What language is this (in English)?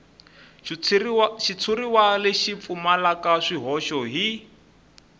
Tsonga